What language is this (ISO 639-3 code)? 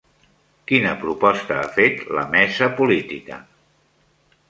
cat